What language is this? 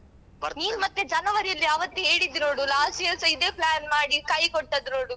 Kannada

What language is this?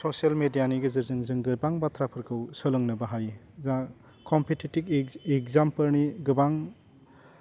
Bodo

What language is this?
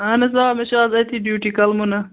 Kashmiri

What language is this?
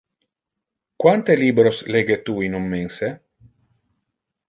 Interlingua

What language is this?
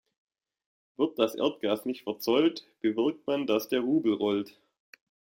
German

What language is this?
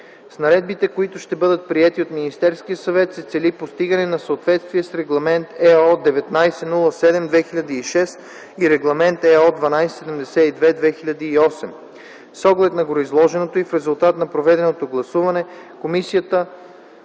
Bulgarian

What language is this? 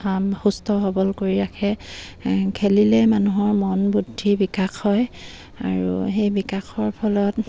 Assamese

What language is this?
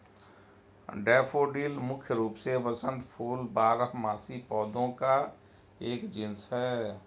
Hindi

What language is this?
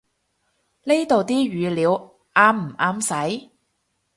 Cantonese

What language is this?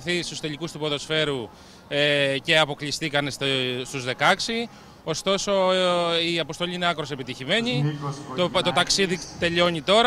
Greek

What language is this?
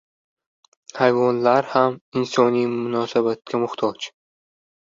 Uzbek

